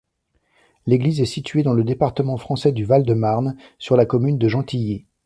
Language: French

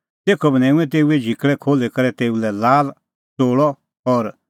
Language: Kullu Pahari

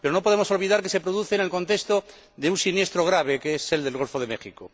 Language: Spanish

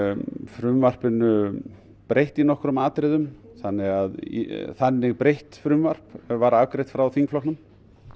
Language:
Icelandic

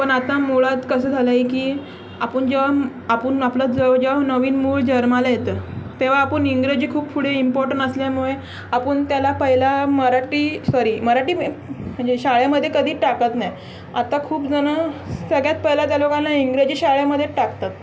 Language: Marathi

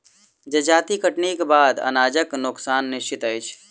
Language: Maithili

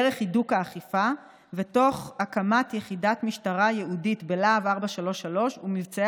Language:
Hebrew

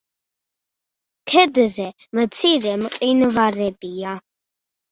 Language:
Georgian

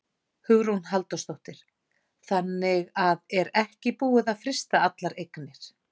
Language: Icelandic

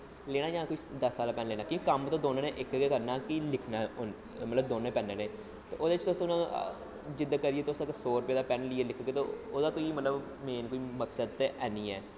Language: Dogri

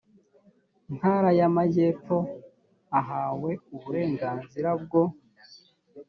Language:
Kinyarwanda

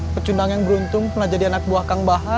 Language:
Indonesian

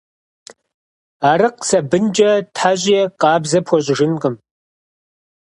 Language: Kabardian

